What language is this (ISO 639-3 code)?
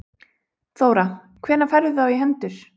isl